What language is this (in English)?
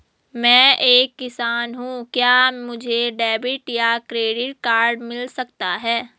Hindi